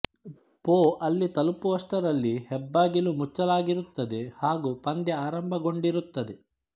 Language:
Kannada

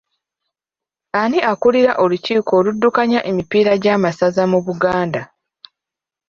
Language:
Ganda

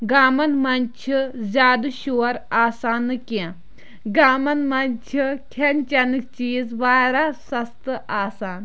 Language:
Kashmiri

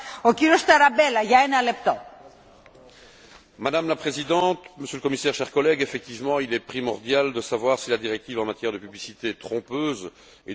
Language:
French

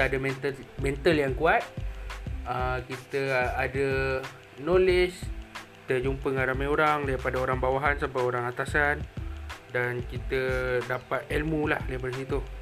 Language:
Malay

